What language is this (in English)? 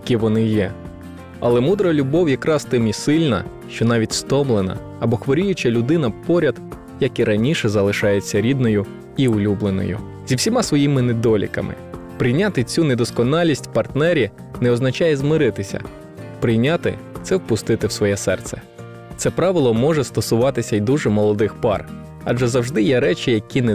Ukrainian